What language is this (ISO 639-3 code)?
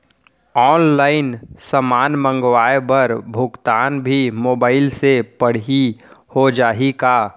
hne